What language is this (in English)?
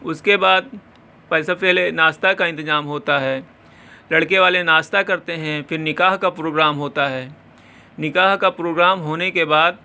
Urdu